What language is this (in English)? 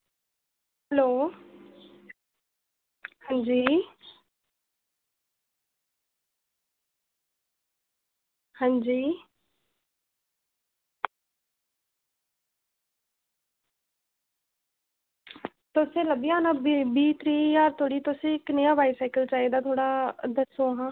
Dogri